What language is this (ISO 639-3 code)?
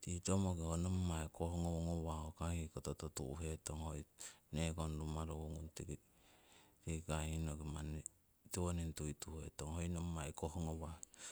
siw